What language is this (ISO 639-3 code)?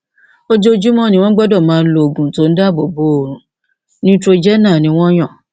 yor